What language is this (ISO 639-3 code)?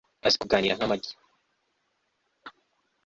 kin